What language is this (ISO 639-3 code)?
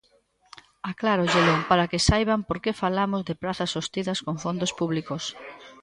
glg